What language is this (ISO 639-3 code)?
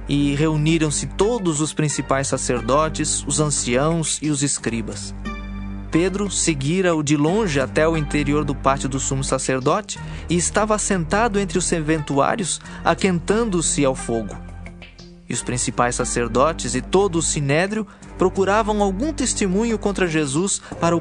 por